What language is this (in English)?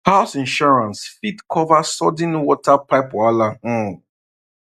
Nigerian Pidgin